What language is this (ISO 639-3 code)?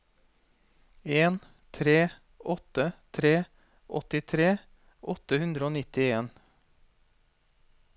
nor